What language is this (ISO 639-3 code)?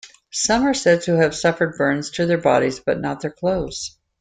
eng